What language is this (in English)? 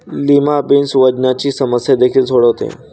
Marathi